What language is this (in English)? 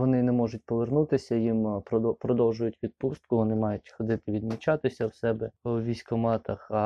Ukrainian